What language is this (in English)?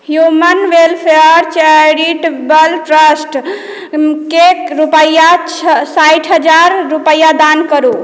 Maithili